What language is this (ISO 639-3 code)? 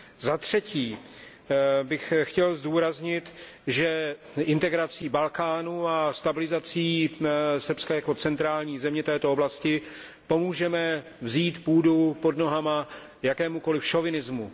ces